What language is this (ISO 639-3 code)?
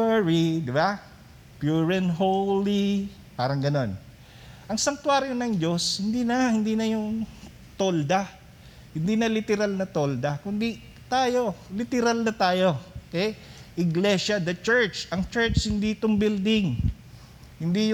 fil